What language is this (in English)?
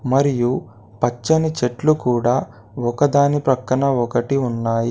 Telugu